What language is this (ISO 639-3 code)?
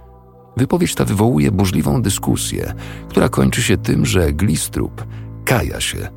pol